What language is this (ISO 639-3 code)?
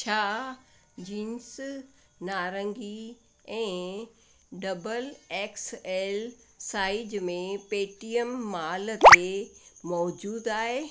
snd